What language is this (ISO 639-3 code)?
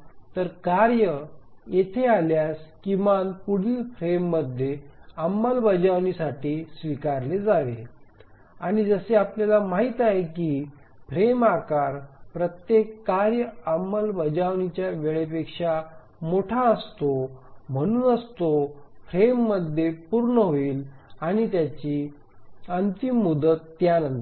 mar